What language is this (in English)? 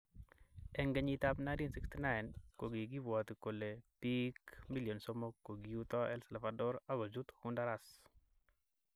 Kalenjin